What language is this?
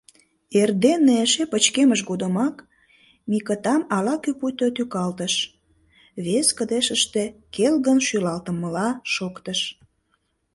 Mari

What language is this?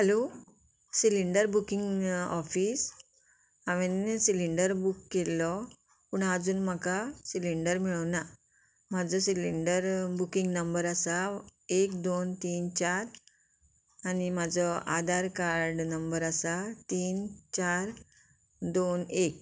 Konkani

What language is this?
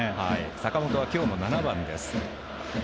Japanese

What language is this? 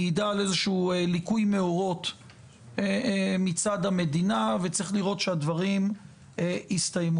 Hebrew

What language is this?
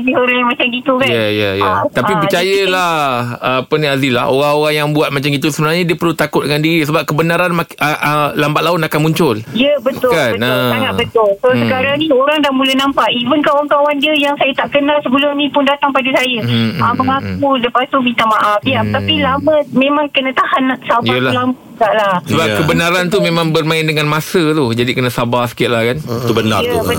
Malay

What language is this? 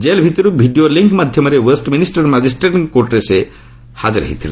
Odia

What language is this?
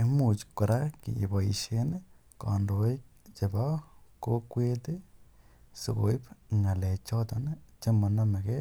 Kalenjin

